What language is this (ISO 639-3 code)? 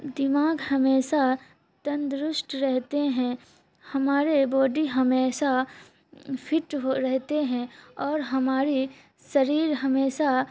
urd